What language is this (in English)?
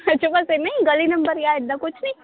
Punjabi